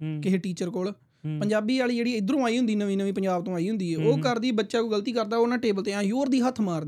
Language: Punjabi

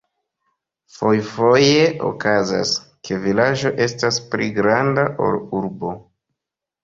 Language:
Esperanto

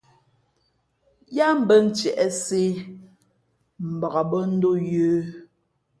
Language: Fe'fe'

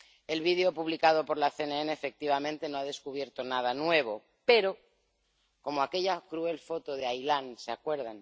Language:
Spanish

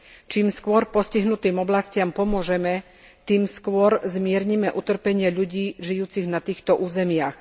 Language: Slovak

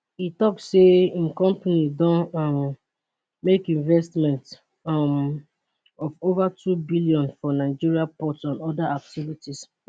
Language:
Nigerian Pidgin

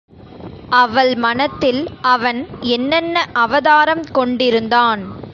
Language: Tamil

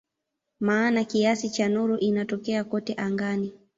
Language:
Swahili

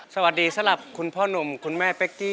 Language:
Thai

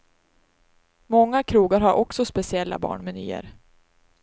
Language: Swedish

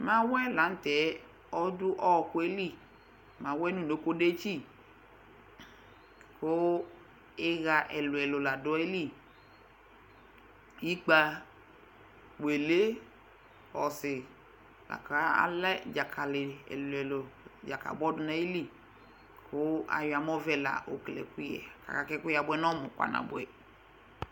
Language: Ikposo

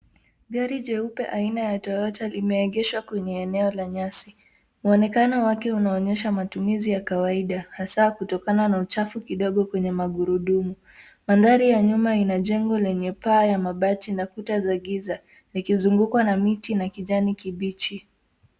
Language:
Swahili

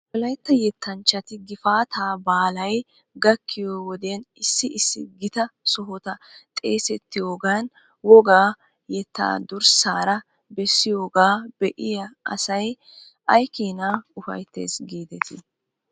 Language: Wolaytta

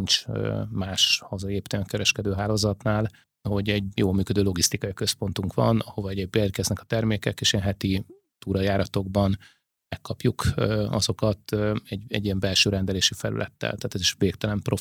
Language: Hungarian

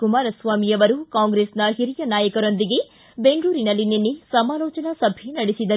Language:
Kannada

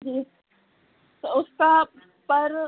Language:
Hindi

